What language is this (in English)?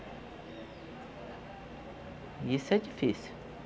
Portuguese